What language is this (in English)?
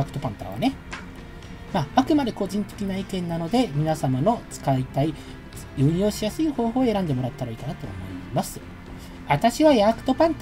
Japanese